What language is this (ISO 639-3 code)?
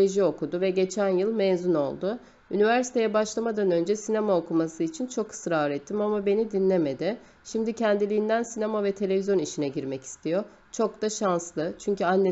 tur